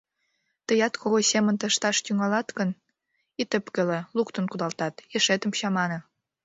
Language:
Mari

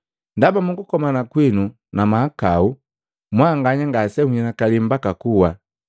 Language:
Matengo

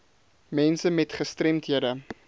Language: Afrikaans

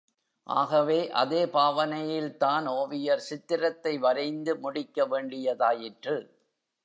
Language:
Tamil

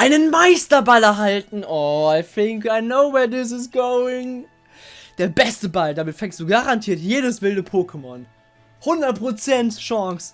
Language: German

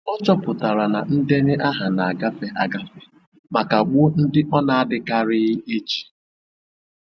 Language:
Igbo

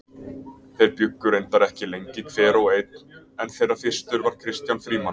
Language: Icelandic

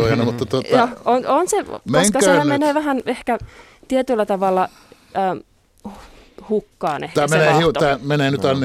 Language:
Finnish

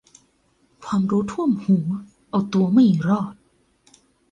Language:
Thai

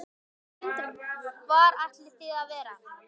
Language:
Icelandic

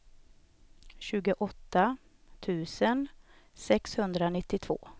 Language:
Swedish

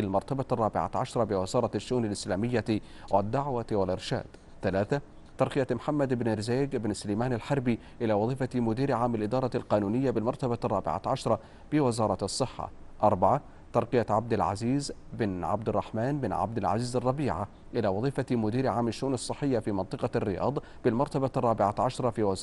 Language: Arabic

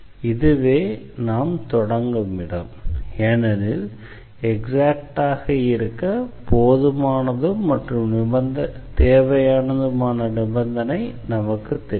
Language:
Tamil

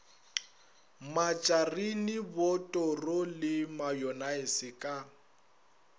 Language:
Northern Sotho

